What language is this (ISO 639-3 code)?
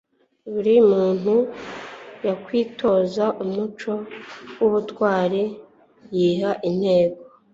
kin